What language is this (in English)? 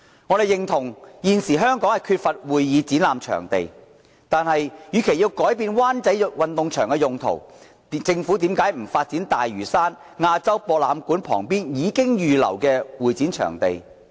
Cantonese